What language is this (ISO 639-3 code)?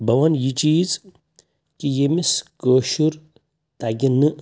kas